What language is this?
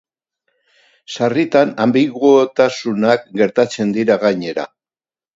Basque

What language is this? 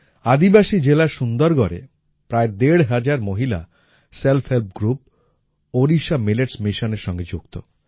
Bangla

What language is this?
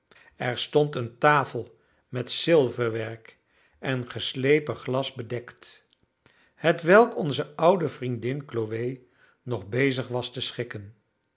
Dutch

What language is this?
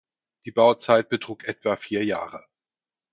German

